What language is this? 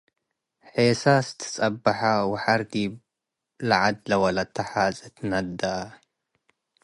Tigre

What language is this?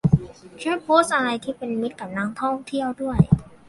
Thai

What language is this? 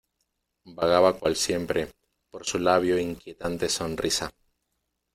Spanish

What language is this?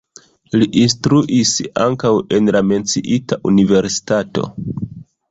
Esperanto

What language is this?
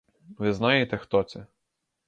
Ukrainian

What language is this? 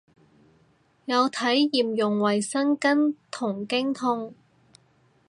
Cantonese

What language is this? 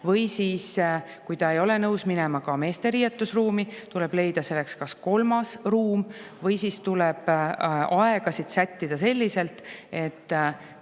Estonian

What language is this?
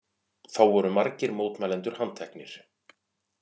Icelandic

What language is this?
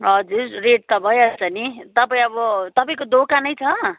Nepali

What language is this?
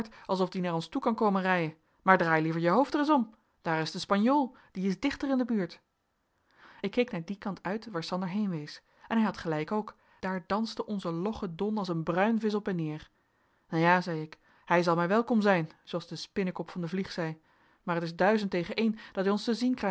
Dutch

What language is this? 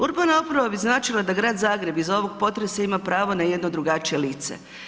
Croatian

